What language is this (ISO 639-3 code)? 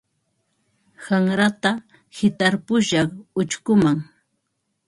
qva